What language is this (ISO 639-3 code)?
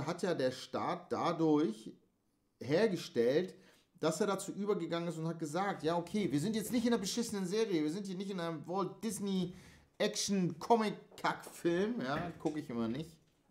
deu